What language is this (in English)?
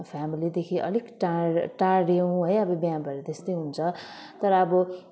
Nepali